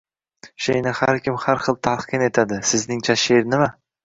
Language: Uzbek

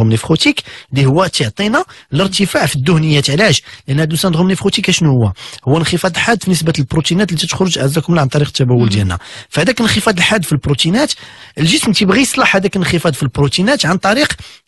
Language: Arabic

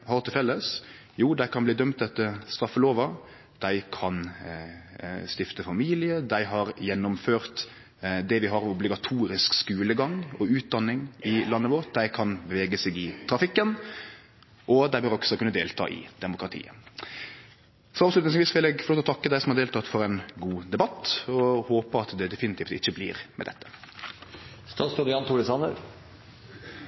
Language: Norwegian Nynorsk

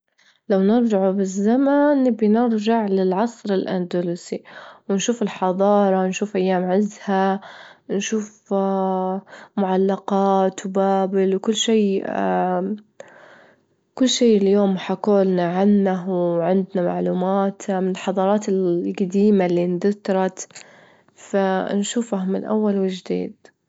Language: Libyan Arabic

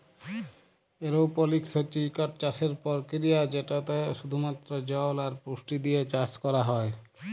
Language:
Bangla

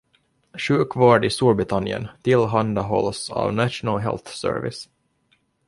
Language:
Swedish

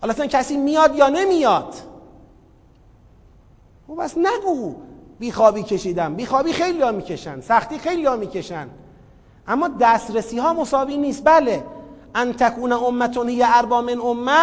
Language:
Persian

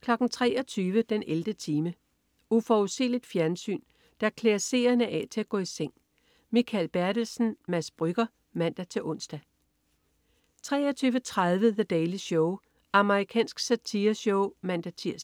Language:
Danish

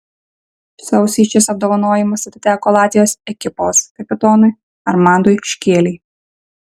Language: Lithuanian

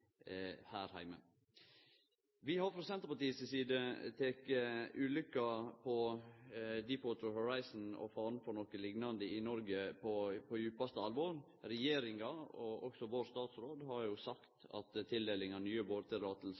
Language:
Norwegian Nynorsk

